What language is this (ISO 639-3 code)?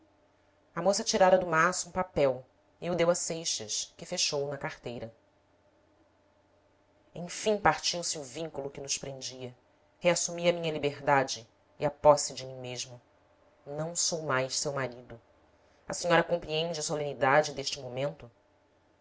por